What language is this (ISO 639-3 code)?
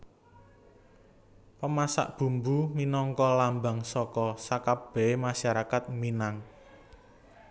jav